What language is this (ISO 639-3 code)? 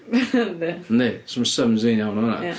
cym